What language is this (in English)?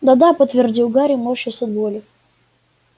Russian